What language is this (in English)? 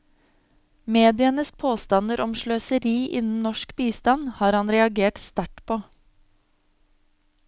Norwegian